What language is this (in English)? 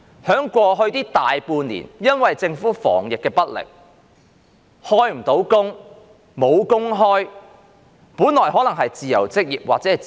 Cantonese